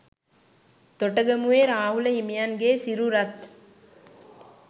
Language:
Sinhala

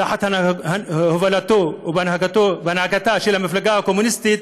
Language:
Hebrew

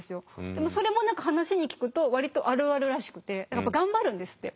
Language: Japanese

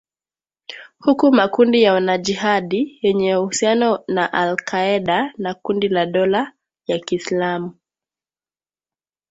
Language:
Swahili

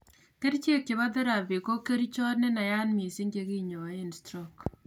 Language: Kalenjin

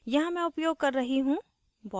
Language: Hindi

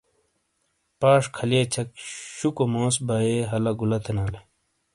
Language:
Shina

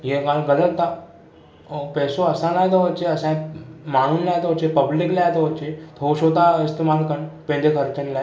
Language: Sindhi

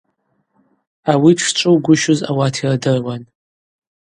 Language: Abaza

